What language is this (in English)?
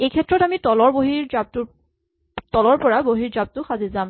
Assamese